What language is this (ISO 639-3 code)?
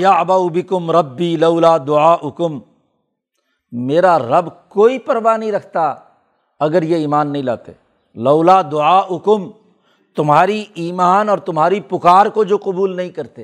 urd